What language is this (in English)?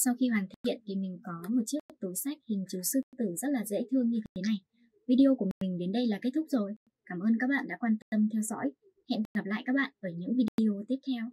Vietnamese